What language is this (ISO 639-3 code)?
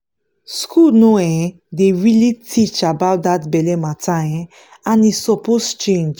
pcm